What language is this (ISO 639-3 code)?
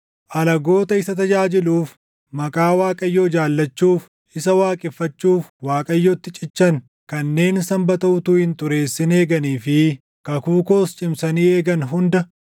orm